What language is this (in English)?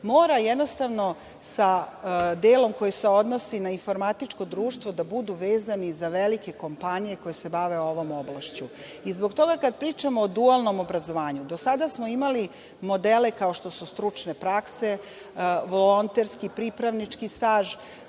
Serbian